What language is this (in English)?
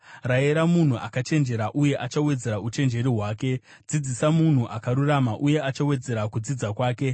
Shona